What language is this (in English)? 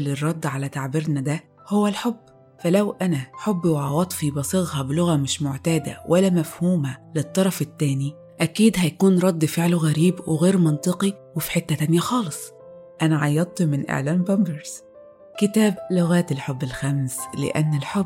Arabic